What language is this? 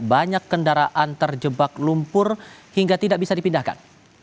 Indonesian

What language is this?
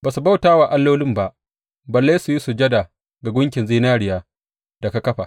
Hausa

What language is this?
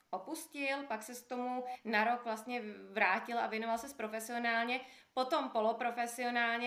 Czech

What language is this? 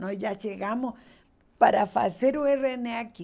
Portuguese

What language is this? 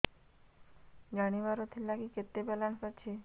Odia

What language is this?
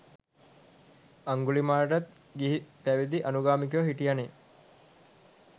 Sinhala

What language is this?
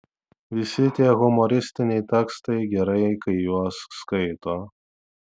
Lithuanian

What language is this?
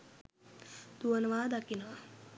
Sinhala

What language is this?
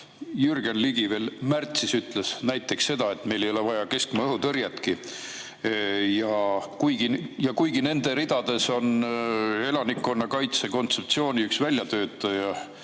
Estonian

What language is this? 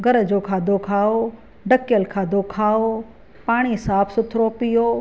Sindhi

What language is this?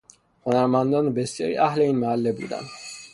Persian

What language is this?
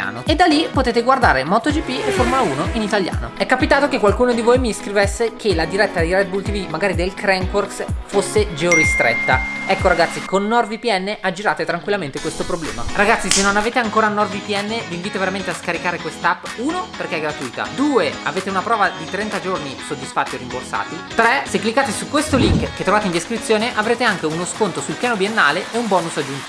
Italian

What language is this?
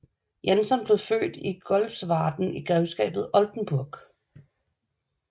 Danish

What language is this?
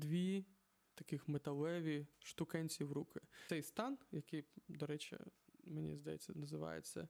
Ukrainian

